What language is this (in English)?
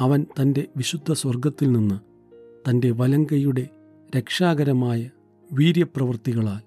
Malayalam